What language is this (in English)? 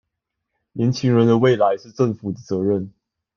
Chinese